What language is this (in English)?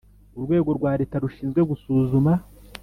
Kinyarwanda